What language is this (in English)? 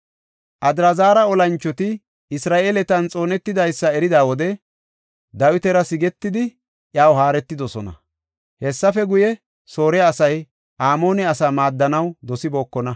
Gofa